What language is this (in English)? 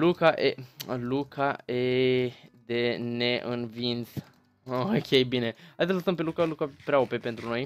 Romanian